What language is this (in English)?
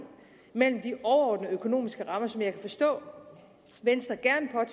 Danish